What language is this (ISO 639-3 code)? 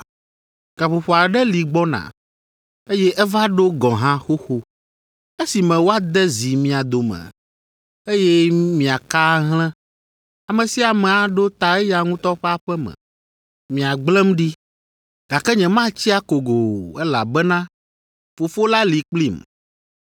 ewe